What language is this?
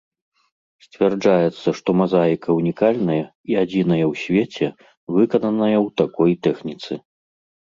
Belarusian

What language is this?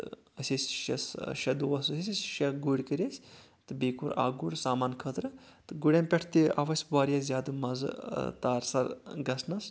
Kashmiri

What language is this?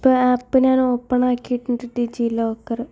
Malayalam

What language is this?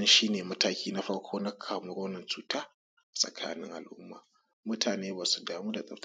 Hausa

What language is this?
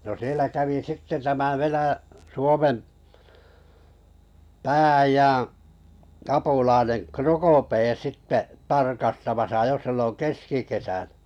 Finnish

